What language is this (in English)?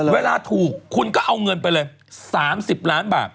Thai